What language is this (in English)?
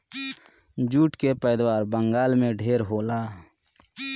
Bhojpuri